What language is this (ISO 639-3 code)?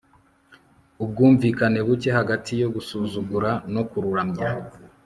kin